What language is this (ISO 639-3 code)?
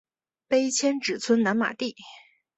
zho